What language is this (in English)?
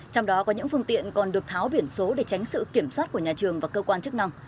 Vietnamese